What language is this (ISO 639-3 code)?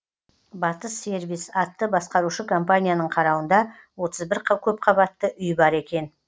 kaz